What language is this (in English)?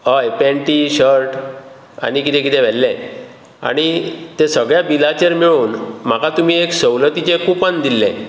Konkani